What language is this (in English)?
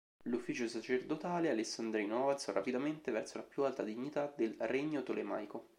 Italian